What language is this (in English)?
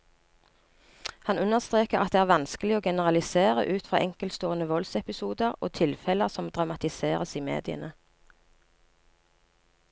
Norwegian